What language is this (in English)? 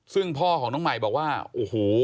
Thai